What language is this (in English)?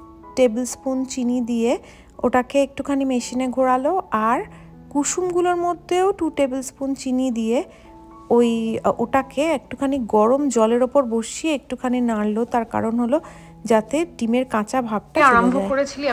Bangla